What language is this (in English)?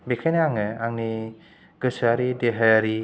Bodo